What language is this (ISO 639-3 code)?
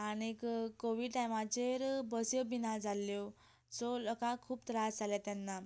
kok